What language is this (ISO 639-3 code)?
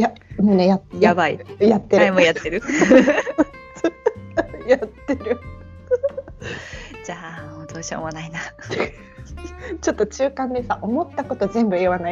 jpn